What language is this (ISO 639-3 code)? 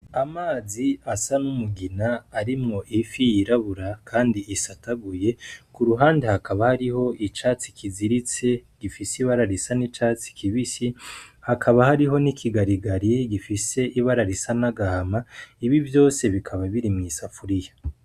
run